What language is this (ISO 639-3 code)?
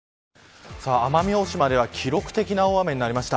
jpn